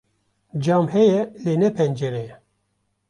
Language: Kurdish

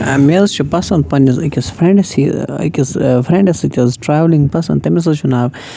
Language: Kashmiri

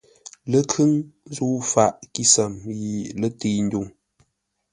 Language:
Ngombale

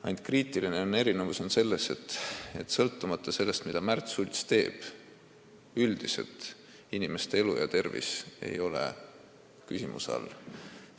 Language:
Estonian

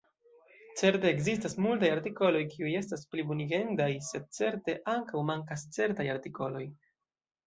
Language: Esperanto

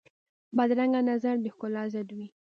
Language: Pashto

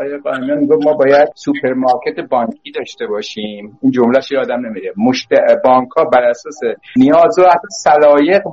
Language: Persian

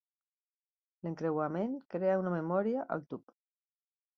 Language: Catalan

